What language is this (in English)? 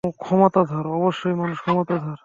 Bangla